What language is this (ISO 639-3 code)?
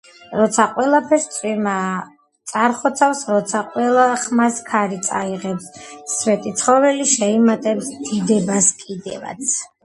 kat